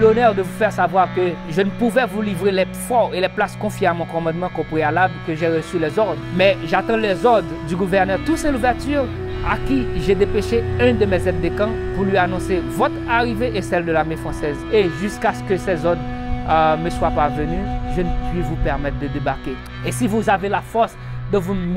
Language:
French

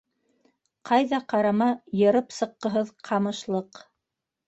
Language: Bashkir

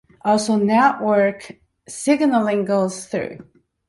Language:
English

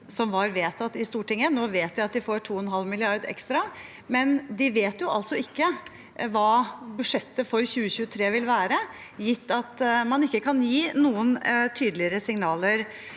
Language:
Norwegian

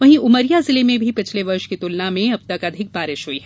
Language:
Hindi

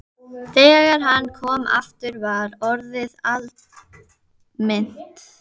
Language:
Icelandic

